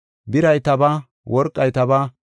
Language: Gofa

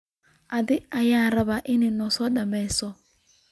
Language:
Somali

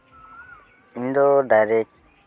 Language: Santali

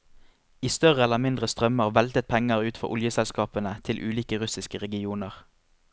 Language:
Norwegian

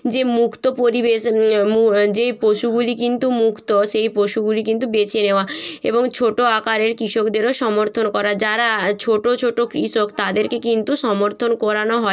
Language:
Bangla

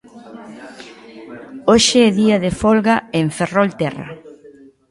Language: Galician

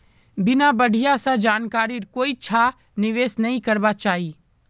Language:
Magahi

